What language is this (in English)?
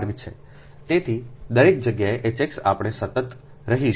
Gujarati